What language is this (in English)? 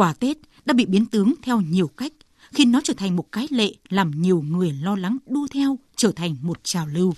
Vietnamese